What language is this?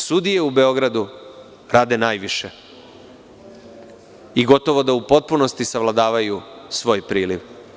Serbian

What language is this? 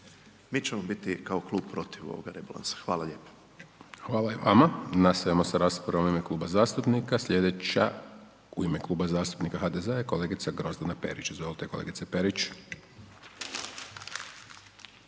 Croatian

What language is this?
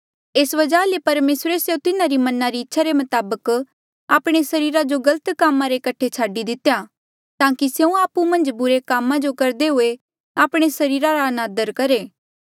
Mandeali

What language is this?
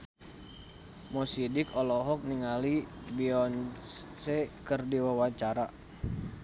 Sundanese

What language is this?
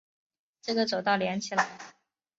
Chinese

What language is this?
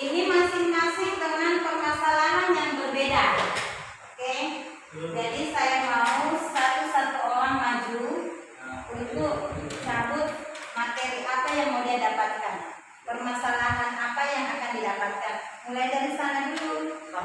Indonesian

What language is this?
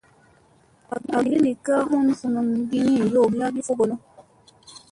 Musey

